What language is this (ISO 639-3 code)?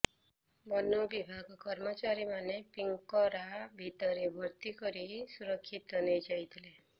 ori